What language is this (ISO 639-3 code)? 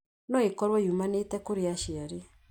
kik